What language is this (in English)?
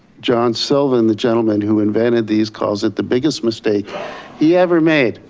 English